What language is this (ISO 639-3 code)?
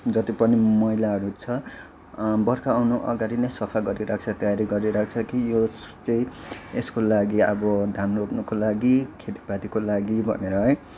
nep